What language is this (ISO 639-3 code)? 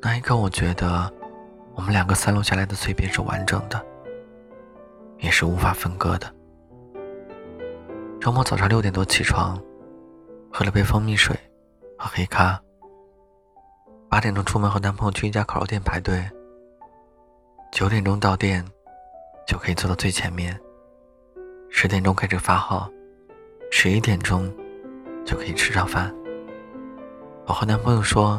zho